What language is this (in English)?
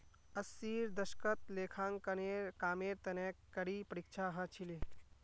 Magahi